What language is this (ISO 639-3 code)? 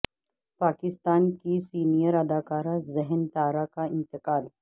urd